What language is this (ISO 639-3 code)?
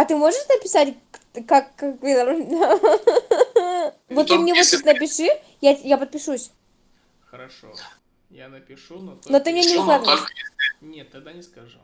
rus